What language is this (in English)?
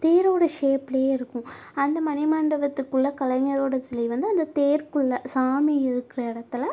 Tamil